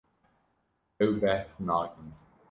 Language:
Kurdish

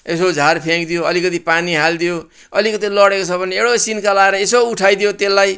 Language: Nepali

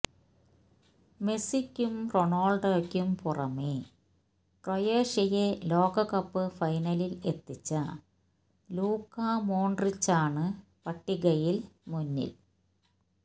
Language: Malayalam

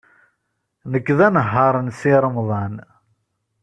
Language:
Kabyle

